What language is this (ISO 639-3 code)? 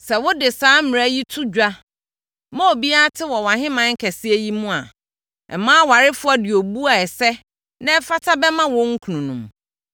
aka